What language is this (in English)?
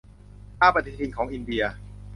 Thai